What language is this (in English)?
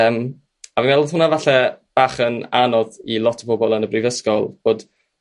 Welsh